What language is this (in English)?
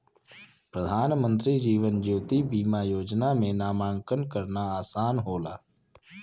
Bhojpuri